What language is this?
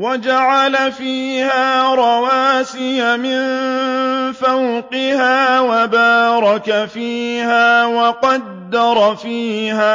Arabic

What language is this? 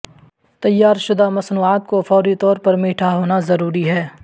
Urdu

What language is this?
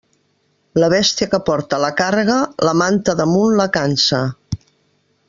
Catalan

